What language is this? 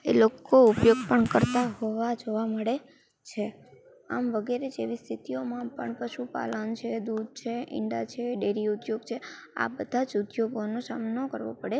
Gujarati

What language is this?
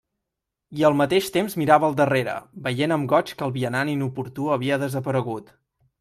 Catalan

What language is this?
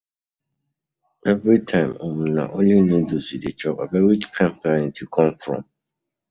Nigerian Pidgin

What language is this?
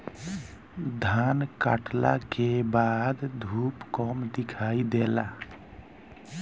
Bhojpuri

